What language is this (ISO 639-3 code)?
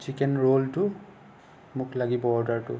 asm